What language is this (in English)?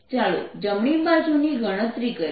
Gujarati